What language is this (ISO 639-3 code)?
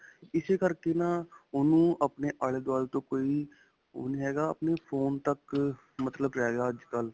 pan